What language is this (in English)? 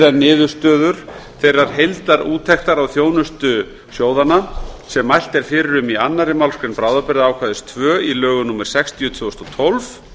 Icelandic